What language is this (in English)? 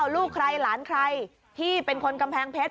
Thai